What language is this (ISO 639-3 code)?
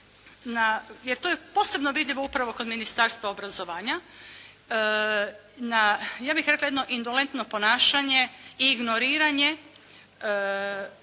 hrv